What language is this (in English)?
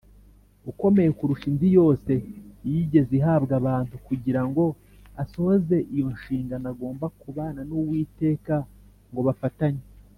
Kinyarwanda